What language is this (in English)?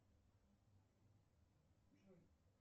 Russian